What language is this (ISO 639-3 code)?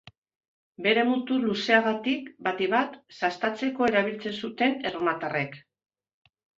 eus